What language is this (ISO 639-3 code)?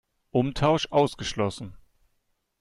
deu